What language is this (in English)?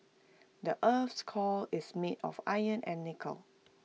English